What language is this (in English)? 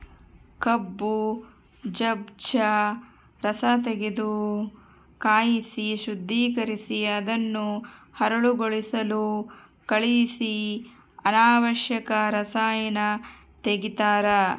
Kannada